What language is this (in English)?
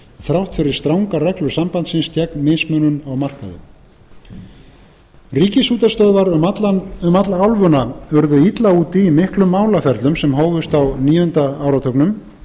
Icelandic